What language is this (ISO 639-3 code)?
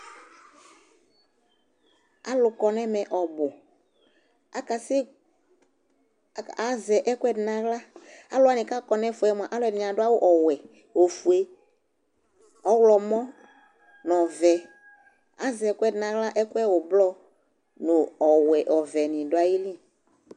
kpo